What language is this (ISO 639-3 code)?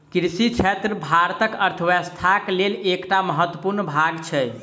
mai